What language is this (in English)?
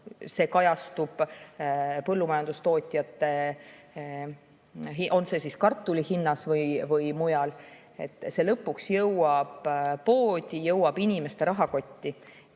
Estonian